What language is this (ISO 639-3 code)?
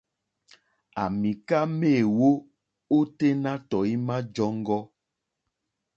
bri